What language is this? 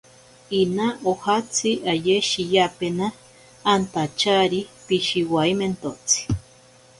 Ashéninka Perené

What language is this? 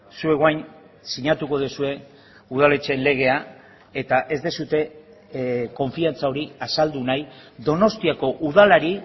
Basque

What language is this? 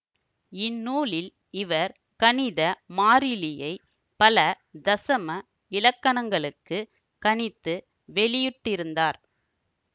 Tamil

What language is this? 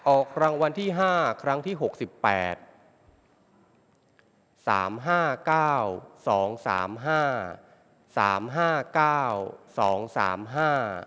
Thai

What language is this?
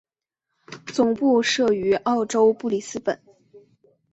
Chinese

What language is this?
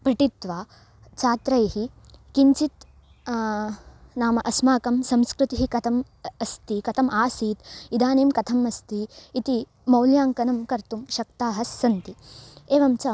Sanskrit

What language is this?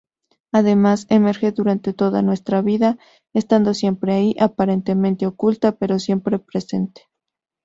Spanish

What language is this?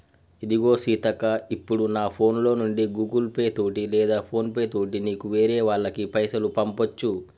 Telugu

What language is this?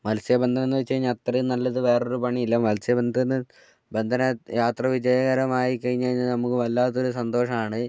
Malayalam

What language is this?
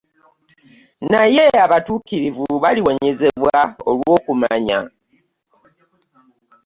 Ganda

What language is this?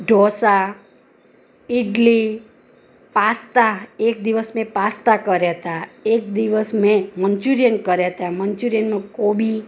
Gujarati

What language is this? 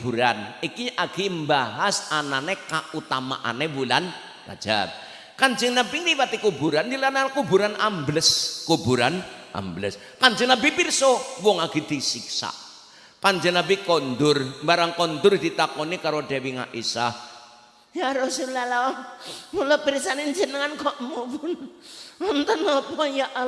Indonesian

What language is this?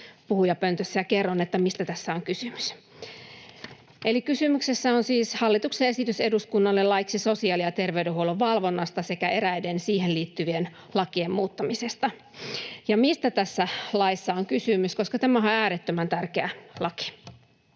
Finnish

